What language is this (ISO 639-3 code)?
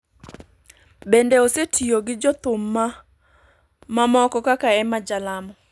luo